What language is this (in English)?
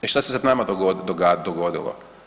Croatian